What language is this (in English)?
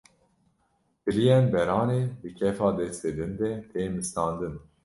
Kurdish